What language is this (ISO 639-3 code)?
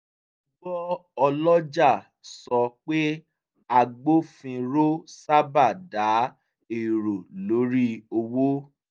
yor